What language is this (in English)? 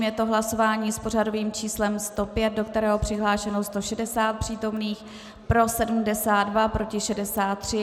Czech